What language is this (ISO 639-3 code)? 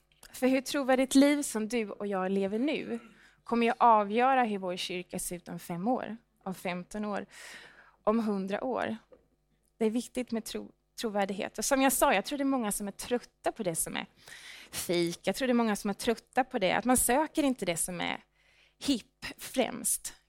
swe